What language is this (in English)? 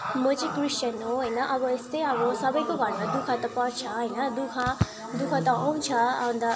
Nepali